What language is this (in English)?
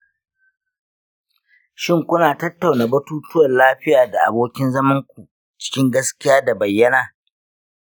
Hausa